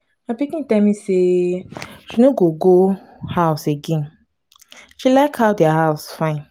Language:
Nigerian Pidgin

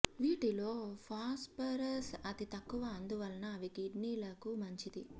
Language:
Telugu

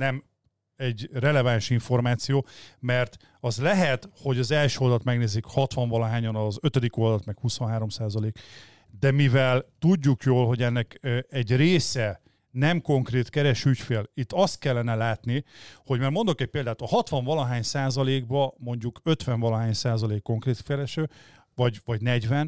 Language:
Hungarian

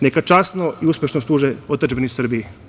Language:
Serbian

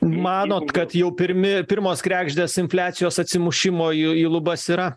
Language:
Lithuanian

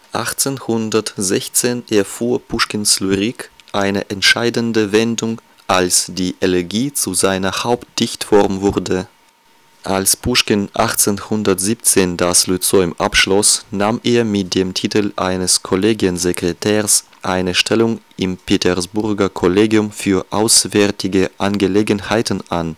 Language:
German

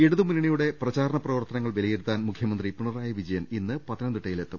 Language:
Malayalam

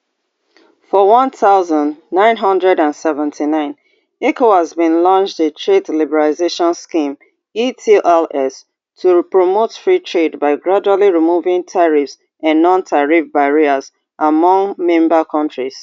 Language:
Nigerian Pidgin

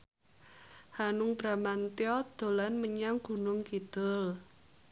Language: Javanese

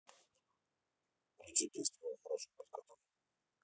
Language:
Russian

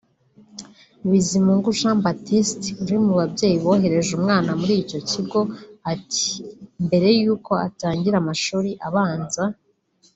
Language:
Kinyarwanda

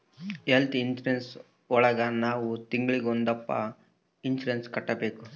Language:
Kannada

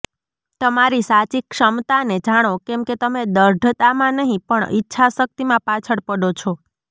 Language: Gujarati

